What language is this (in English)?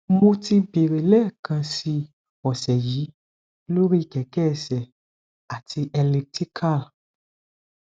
Yoruba